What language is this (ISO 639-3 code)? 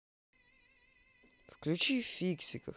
rus